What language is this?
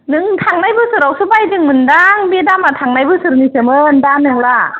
Bodo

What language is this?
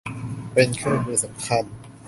Thai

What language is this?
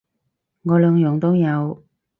Cantonese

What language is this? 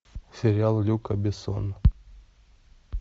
Russian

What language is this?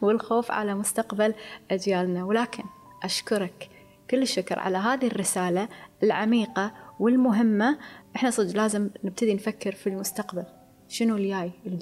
Arabic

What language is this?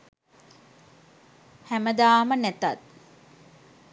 Sinhala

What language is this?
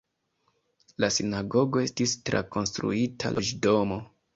Esperanto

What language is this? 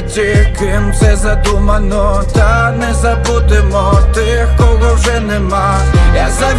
Ukrainian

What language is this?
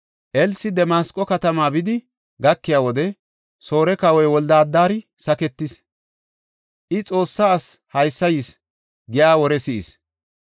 Gofa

